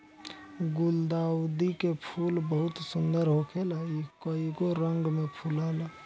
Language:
Bhojpuri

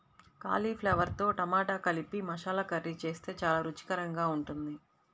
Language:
Telugu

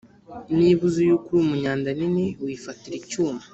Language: Kinyarwanda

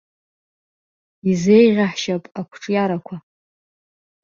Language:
Abkhazian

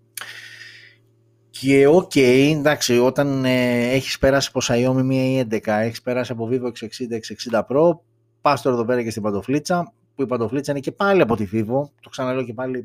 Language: Greek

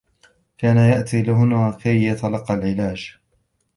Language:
Arabic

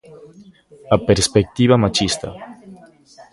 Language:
Galician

